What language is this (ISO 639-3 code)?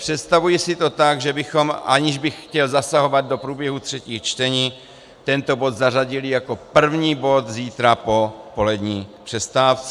ces